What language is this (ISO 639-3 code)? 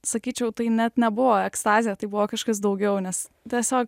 lit